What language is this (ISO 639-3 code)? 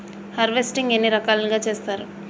tel